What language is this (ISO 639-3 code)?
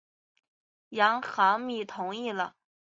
zho